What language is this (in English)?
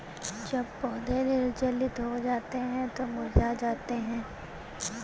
Hindi